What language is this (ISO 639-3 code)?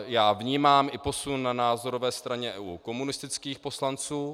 ces